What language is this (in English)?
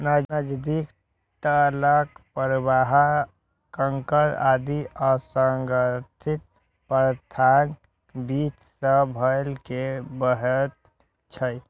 Maithili